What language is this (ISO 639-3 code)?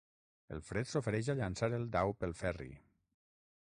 cat